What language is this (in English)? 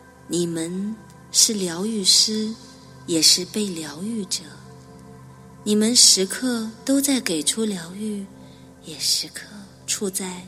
Chinese